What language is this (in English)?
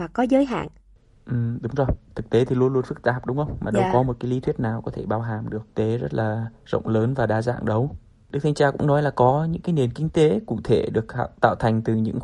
Vietnamese